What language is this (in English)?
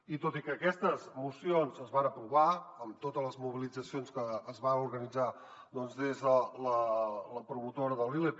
Catalan